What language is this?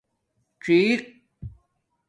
Domaaki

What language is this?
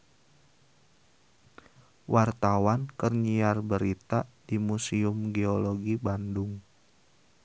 Sundanese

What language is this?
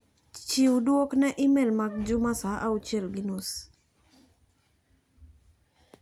Luo (Kenya and Tanzania)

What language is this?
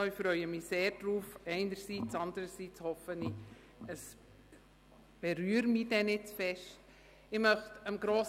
Swiss German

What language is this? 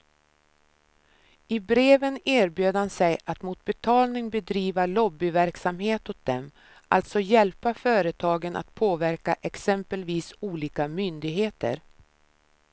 Swedish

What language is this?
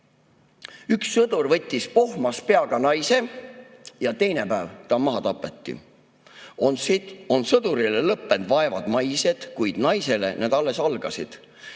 Estonian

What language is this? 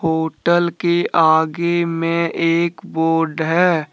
Hindi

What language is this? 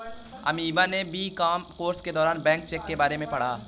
Hindi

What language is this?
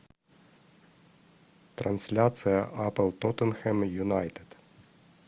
Russian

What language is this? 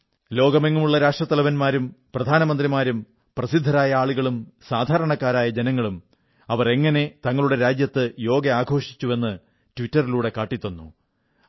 Malayalam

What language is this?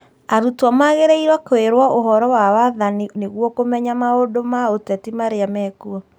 Kikuyu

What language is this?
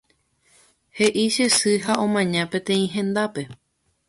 Guarani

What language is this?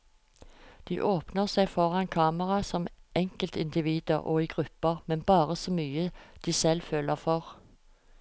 Norwegian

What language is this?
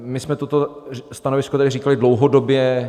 Czech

